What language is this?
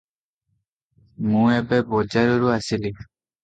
Odia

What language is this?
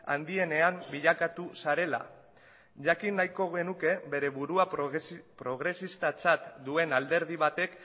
Basque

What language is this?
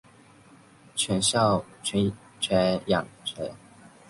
Chinese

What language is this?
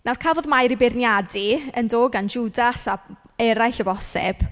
Welsh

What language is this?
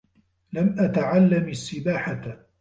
Arabic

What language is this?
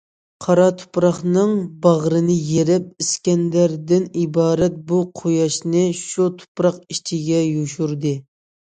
Uyghur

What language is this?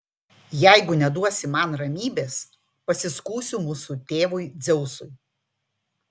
Lithuanian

